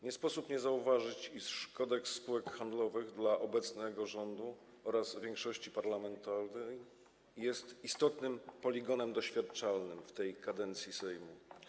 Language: Polish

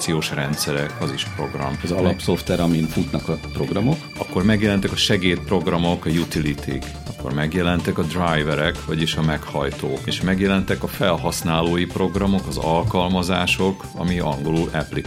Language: Hungarian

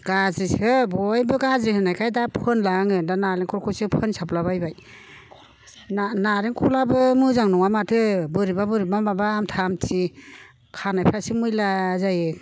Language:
Bodo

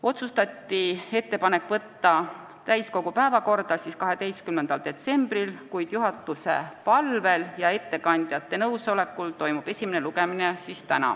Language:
Estonian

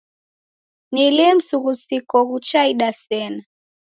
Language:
Taita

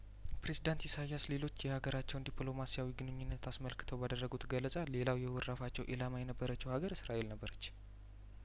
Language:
Amharic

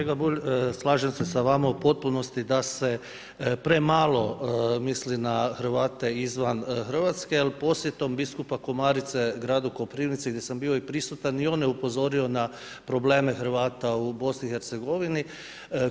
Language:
Croatian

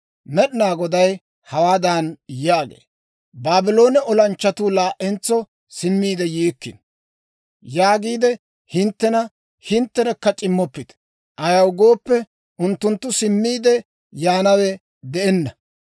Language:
Dawro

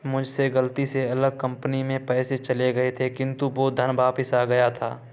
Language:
Hindi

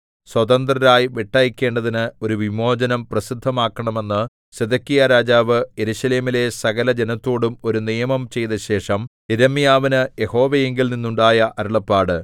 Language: Malayalam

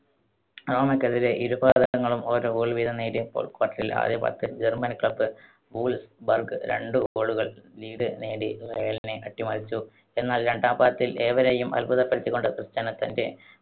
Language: Malayalam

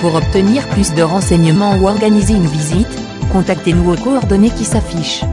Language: French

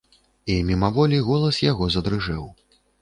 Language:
Belarusian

